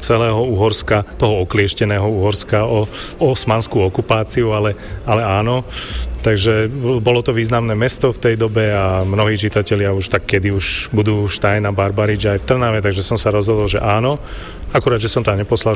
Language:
Slovak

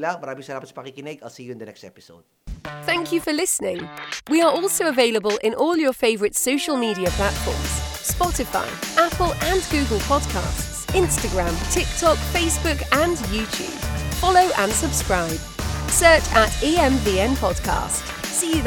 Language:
Filipino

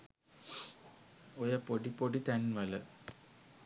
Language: Sinhala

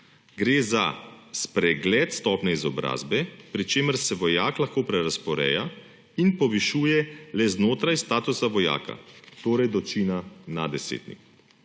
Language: Slovenian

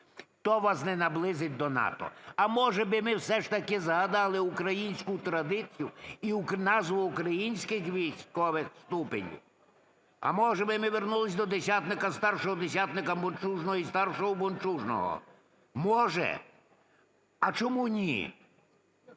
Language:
Ukrainian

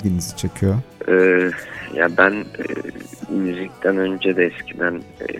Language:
Turkish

